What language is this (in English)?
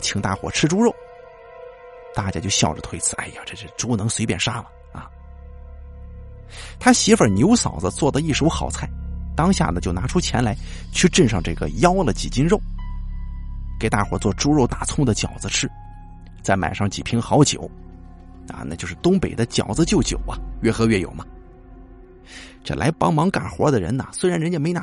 Chinese